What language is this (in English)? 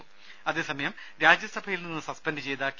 Malayalam